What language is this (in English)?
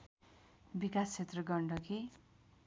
Nepali